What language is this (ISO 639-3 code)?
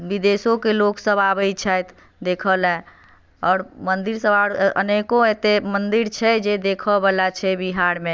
mai